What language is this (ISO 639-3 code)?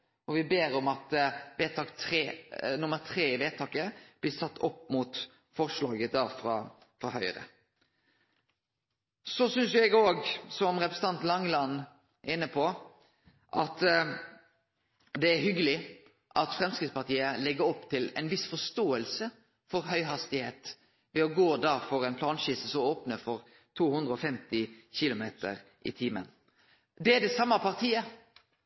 nno